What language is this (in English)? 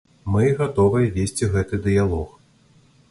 Belarusian